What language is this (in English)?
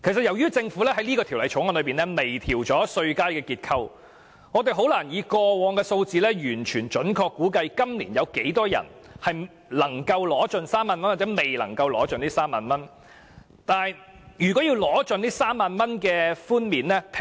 Cantonese